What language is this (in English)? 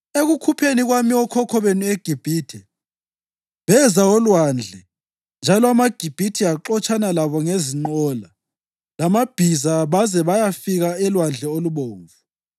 North Ndebele